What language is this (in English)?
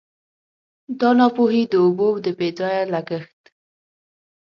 Pashto